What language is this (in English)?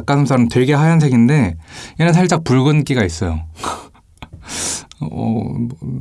Korean